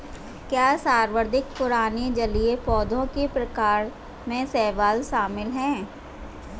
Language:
Hindi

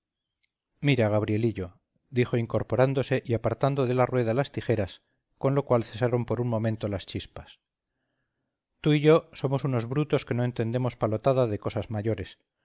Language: Spanish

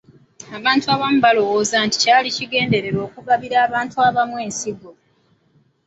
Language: Ganda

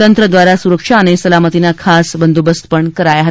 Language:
Gujarati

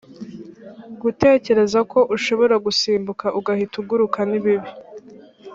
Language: Kinyarwanda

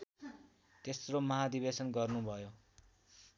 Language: Nepali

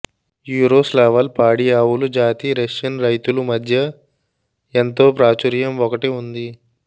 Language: Telugu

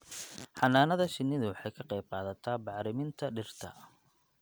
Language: Somali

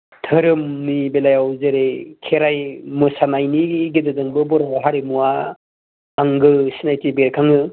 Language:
Bodo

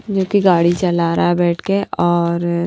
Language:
Hindi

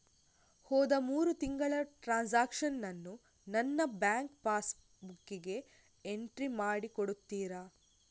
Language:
Kannada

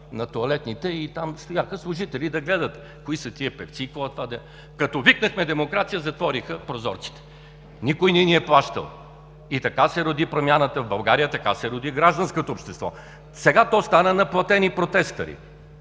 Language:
Bulgarian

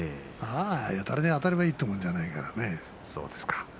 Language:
Japanese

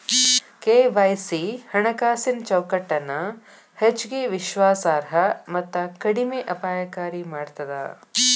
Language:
Kannada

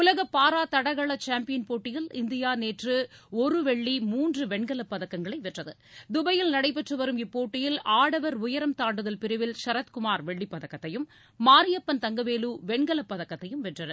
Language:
Tamil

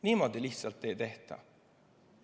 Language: Estonian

